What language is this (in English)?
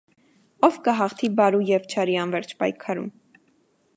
Armenian